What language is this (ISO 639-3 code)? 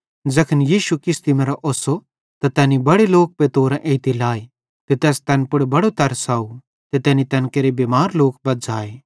bhd